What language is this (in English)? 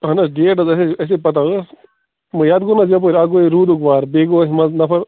Kashmiri